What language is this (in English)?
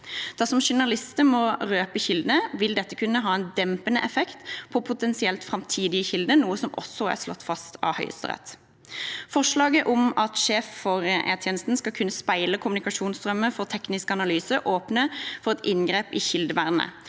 Norwegian